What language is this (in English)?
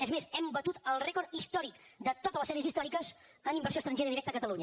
Catalan